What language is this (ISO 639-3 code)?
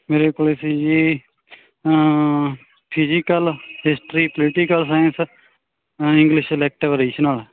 pan